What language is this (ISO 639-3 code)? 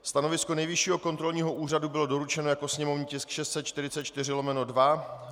ces